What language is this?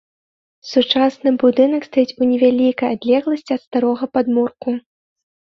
Belarusian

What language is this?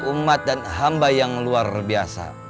Indonesian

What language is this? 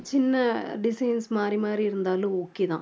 Tamil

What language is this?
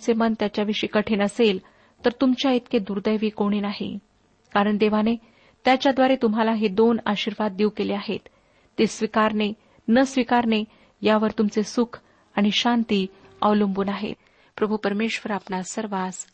Marathi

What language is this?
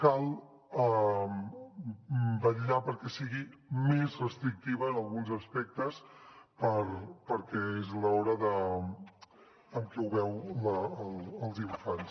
Catalan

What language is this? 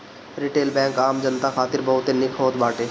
Bhojpuri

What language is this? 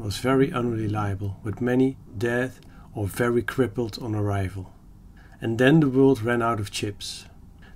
English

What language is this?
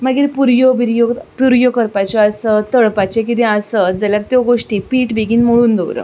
Konkani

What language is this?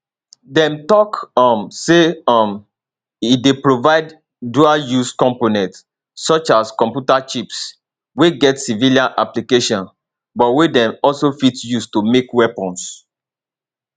Nigerian Pidgin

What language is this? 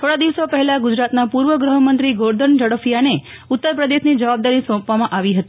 Gujarati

